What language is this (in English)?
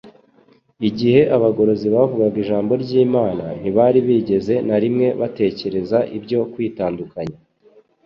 Kinyarwanda